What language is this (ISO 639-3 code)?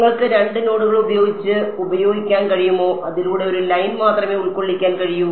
mal